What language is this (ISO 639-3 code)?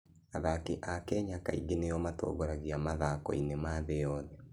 kik